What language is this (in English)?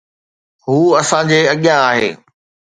Sindhi